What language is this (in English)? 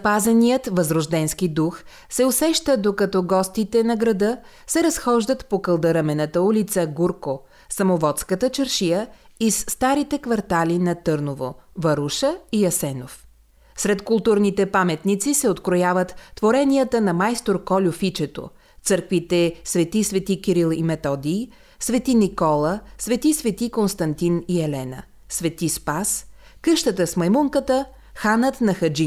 Bulgarian